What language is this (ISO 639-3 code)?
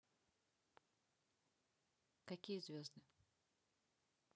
rus